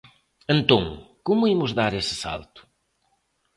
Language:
Galician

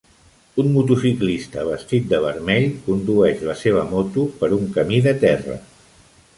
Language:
Catalan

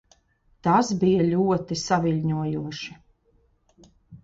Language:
Latvian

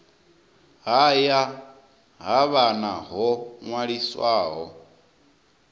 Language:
Venda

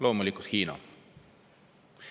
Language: Estonian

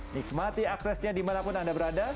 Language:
Indonesian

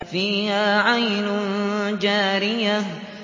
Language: Arabic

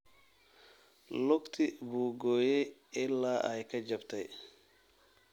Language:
Somali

